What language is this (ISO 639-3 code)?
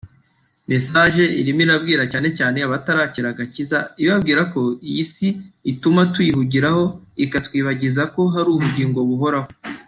kin